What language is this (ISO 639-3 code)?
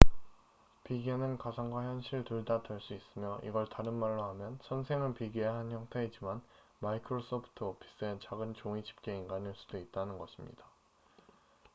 kor